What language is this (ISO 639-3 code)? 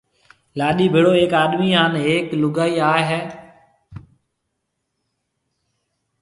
mve